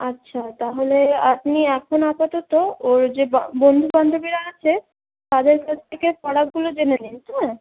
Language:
Bangla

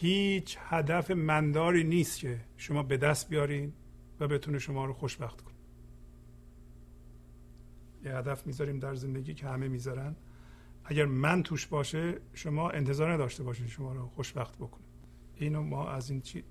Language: Persian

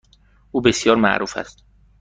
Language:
Persian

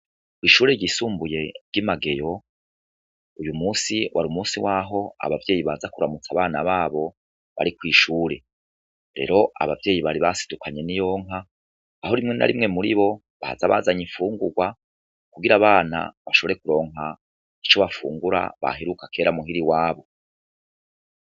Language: Rundi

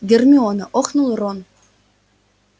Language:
Russian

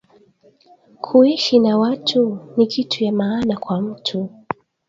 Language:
Swahili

